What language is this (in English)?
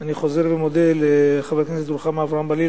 Hebrew